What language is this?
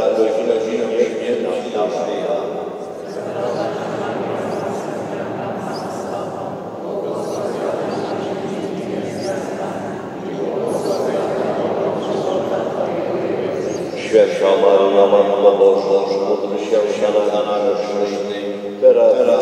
Polish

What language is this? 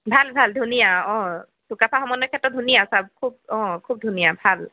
Assamese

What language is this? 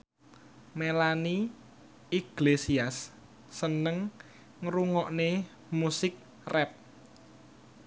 Javanese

